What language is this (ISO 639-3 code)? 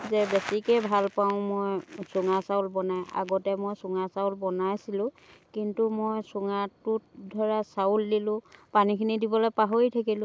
asm